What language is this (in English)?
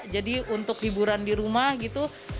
Indonesian